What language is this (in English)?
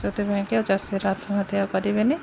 Odia